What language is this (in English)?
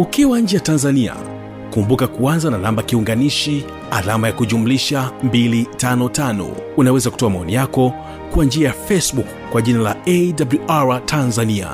Swahili